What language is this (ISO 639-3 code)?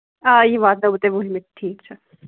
kas